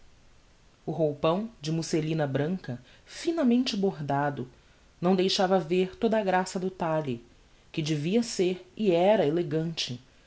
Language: Portuguese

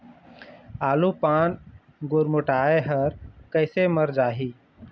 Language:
Chhattisgarhi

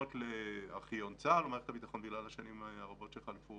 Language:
Hebrew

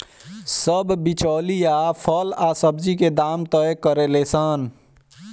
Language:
Bhojpuri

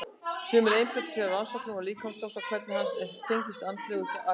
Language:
Icelandic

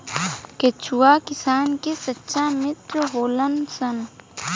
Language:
Bhojpuri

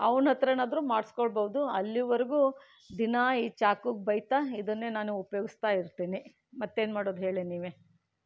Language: Kannada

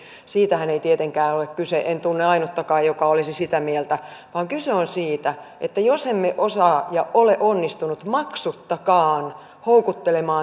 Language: Finnish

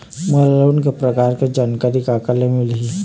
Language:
Chhattisgarhi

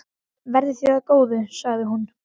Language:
Icelandic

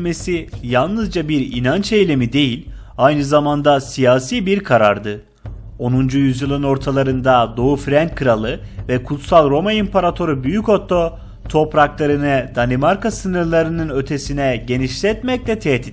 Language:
Turkish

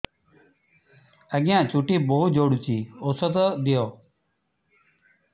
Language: Odia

